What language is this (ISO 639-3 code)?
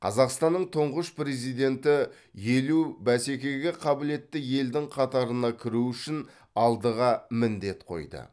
kaz